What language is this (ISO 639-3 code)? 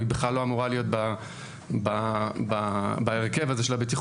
heb